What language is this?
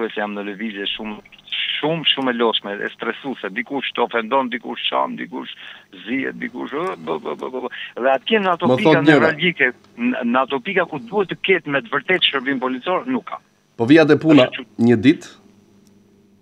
Romanian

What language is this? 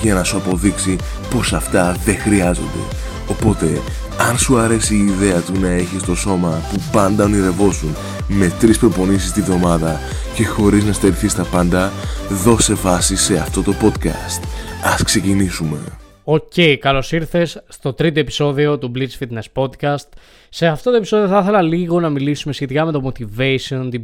Greek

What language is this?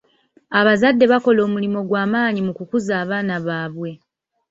Ganda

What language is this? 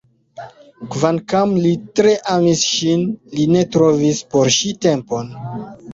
Esperanto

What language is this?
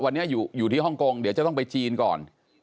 Thai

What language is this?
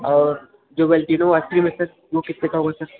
Hindi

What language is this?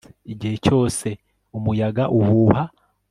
Kinyarwanda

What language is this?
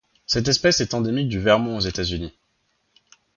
French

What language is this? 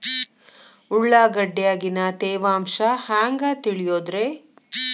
Kannada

